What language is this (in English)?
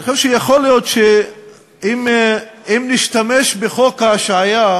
Hebrew